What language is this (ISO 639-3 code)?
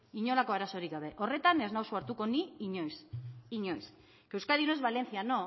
eus